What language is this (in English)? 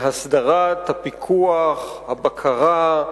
Hebrew